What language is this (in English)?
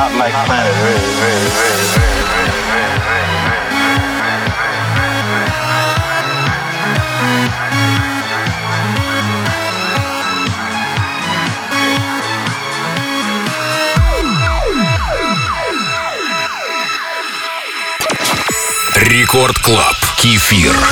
Russian